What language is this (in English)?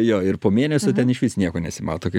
Lithuanian